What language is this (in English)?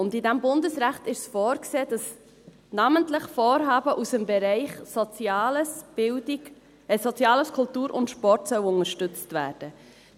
Swiss German